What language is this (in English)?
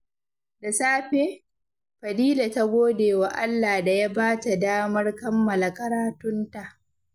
Hausa